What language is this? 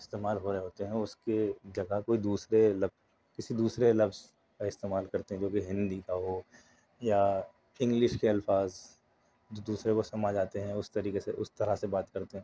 Urdu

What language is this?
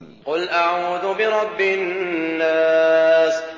Arabic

